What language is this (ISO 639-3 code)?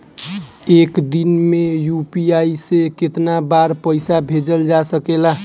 bho